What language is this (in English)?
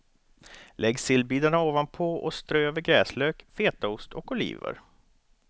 Swedish